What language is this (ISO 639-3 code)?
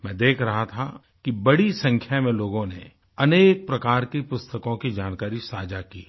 hin